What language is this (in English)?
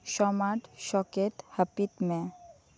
Santali